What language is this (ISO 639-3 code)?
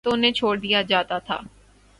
urd